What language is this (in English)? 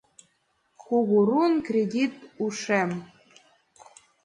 Mari